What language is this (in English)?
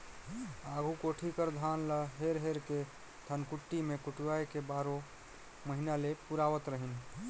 Chhattisgarhi